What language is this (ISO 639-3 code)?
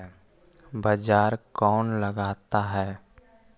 mag